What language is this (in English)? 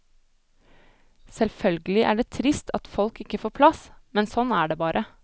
Norwegian